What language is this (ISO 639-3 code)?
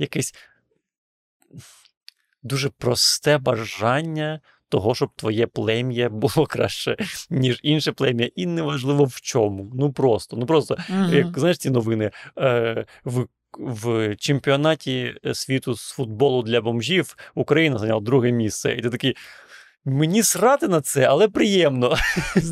ukr